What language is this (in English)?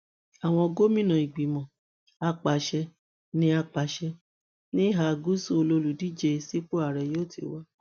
Yoruba